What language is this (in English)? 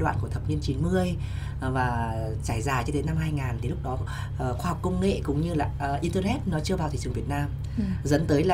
Vietnamese